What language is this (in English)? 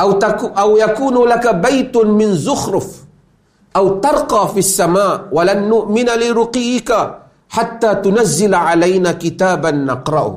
Malay